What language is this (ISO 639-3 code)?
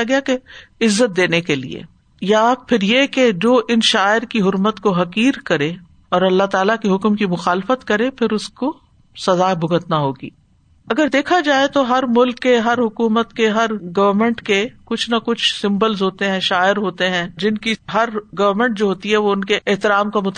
urd